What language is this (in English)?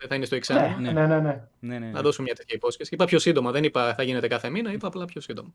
Greek